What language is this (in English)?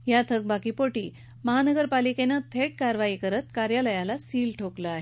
Marathi